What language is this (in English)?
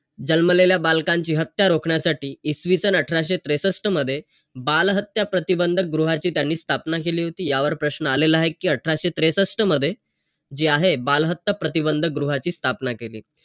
Marathi